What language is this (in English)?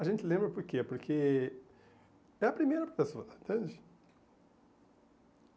Portuguese